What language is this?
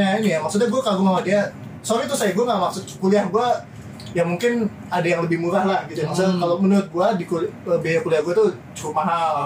Indonesian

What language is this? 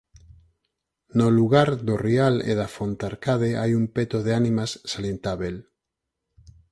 Galician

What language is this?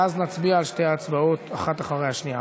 Hebrew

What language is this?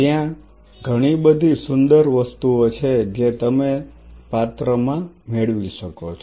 Gujarati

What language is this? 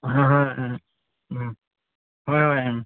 Manipuri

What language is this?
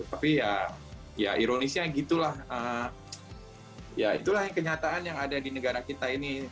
Indonesian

